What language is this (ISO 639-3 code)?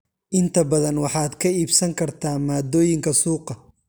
som